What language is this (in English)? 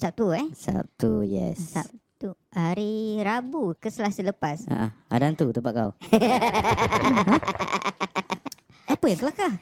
Malay